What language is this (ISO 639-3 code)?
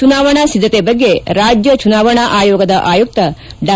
kan